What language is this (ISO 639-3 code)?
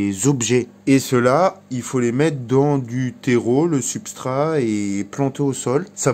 fra